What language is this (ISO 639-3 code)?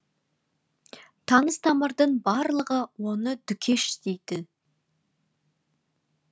kaz